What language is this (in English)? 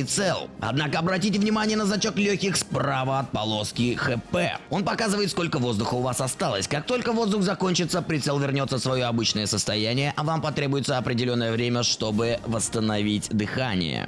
Russian